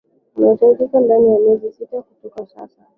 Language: Swahili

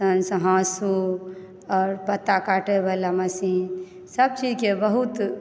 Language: Maithili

